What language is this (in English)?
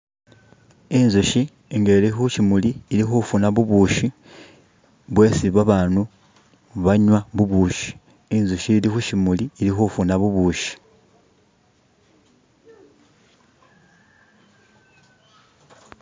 Masaaba